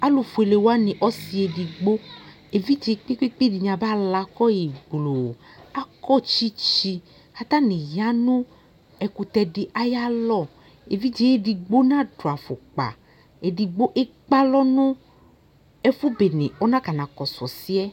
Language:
Ikposo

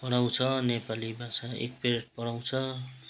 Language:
Nepali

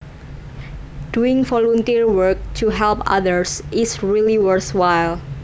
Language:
Javanese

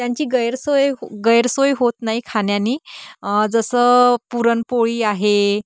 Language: Marathi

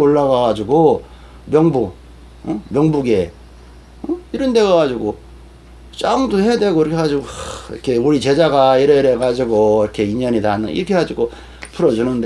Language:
Korean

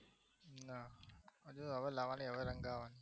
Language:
Gujarati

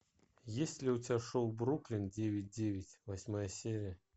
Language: Russian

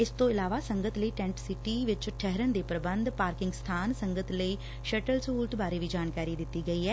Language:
Punjabi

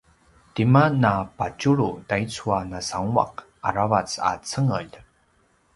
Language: Paiwan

